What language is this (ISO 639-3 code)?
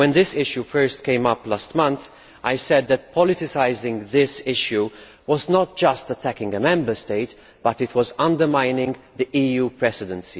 eng